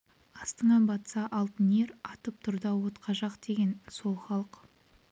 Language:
Kazakh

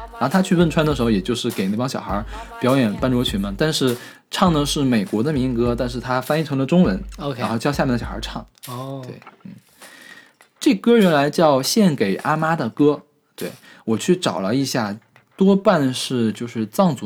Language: Chinese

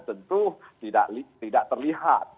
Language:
Indonesian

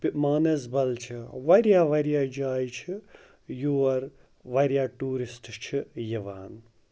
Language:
Kashmiri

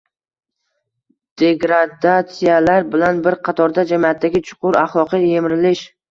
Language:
Uzbek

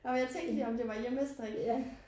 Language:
Danish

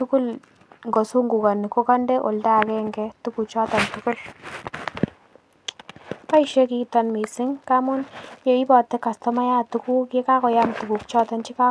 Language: Kalenjin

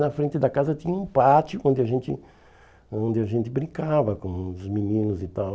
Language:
Portuguese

